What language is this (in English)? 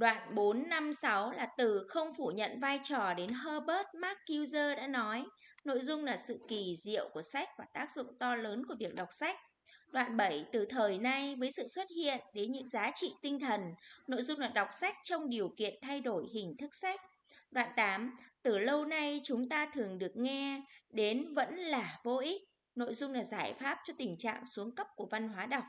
Vietnamese